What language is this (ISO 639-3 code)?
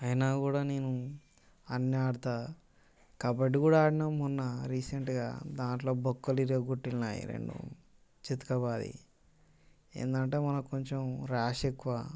tel